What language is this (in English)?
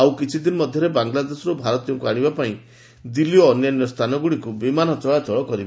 Odia